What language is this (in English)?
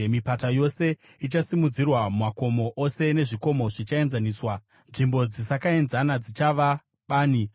Shona